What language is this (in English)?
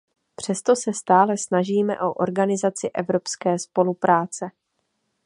Czech